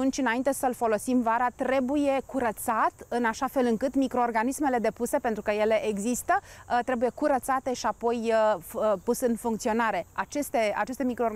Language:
Romanian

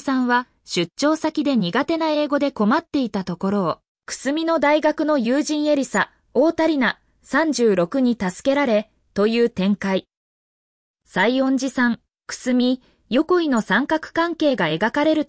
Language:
Japanese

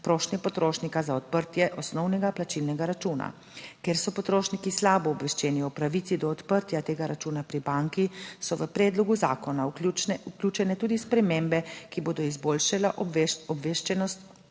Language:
Slovenian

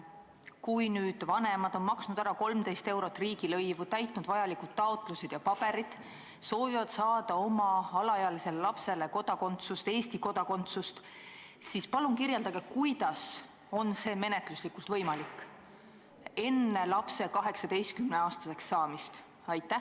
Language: Estonian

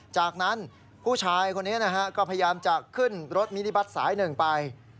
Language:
Thai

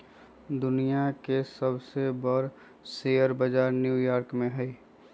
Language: Magahi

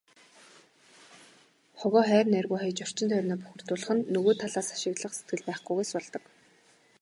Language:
Mongolian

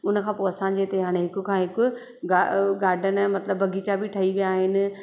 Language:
Sindhi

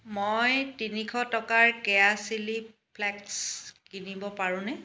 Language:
Assamese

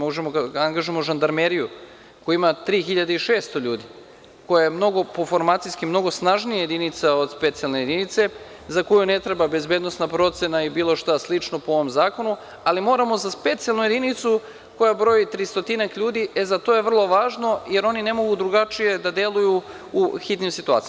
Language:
Serbian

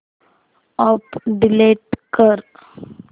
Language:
Marathi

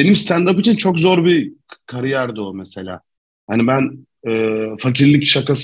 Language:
Turkish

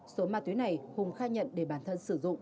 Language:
Vietnamese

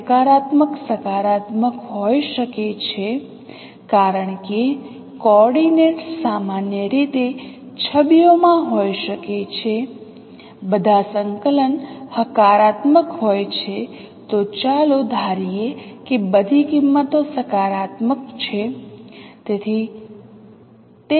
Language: Gujarati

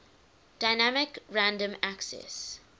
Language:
English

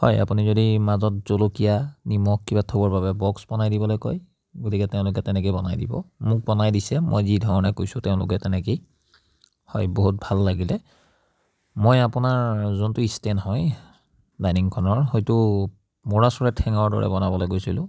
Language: Assamese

